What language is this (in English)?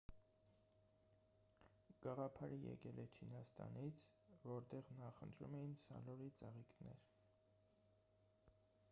Armenian